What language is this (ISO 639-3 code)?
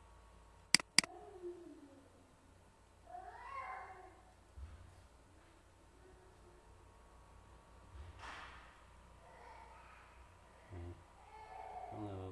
vie